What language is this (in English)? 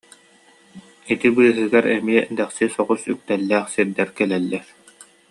Yakut